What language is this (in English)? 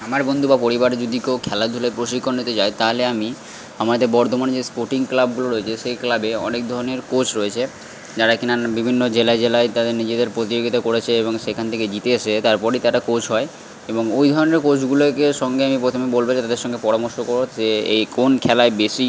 Bangla